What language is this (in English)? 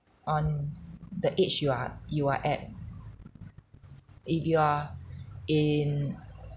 English